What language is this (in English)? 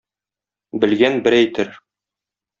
Tatar